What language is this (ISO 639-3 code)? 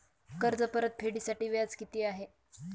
mar